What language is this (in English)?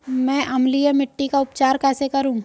Hindi